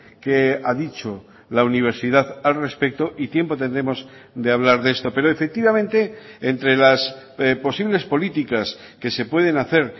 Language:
Spanish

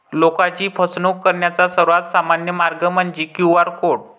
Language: Marathi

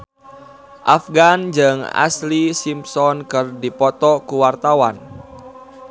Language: Sundanese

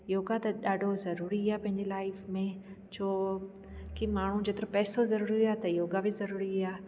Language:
Sindhi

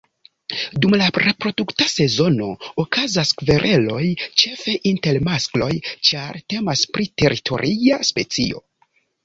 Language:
Esperanto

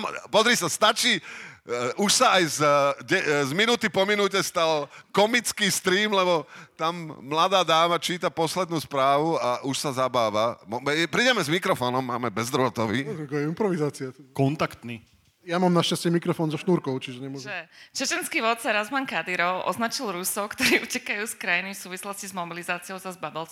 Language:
Slovak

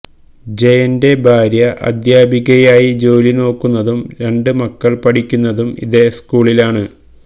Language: Malayalam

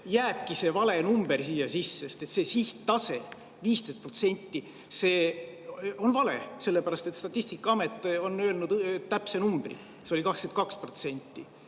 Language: Estonian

